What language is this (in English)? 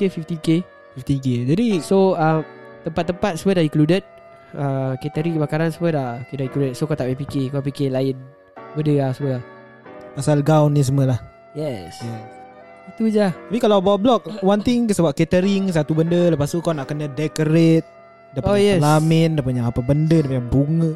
Malay